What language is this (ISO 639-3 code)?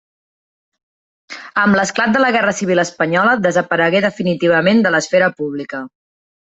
cat